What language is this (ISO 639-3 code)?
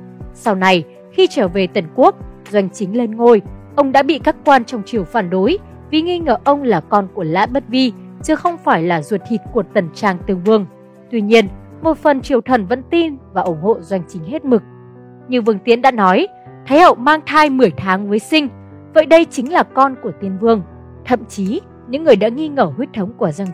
vie